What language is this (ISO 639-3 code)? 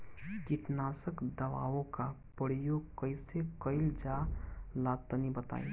bho